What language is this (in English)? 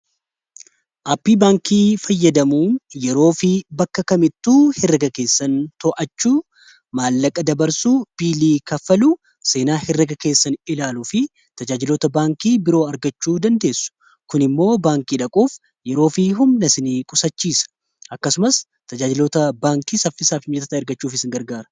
Oromo